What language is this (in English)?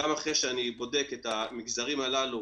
Hebrew